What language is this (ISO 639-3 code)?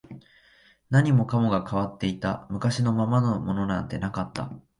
jpn